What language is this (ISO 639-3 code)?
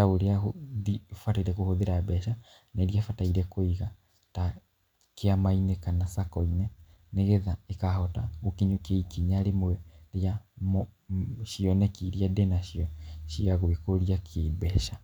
kik